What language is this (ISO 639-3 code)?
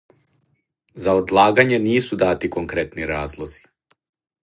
srp